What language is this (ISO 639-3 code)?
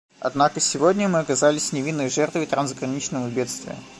rus